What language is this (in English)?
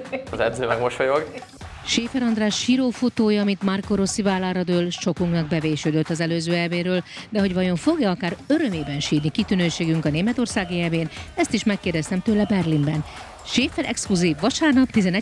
Hungarian